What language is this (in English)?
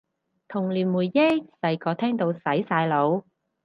Cantonese